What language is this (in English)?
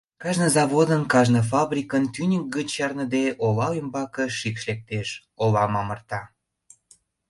Mari